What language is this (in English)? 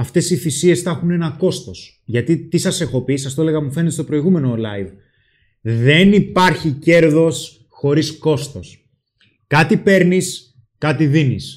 Greek